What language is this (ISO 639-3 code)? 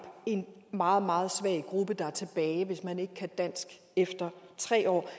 dan